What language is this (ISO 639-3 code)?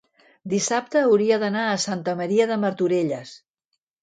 cat